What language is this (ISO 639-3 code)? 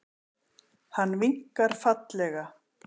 isl